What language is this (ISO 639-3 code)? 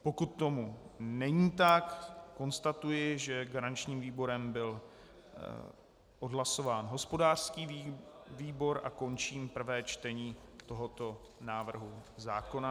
ces